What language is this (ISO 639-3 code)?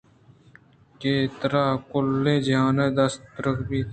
bgp